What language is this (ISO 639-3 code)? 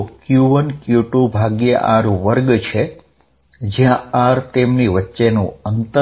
guj